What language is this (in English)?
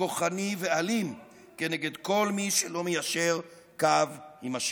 Hebrew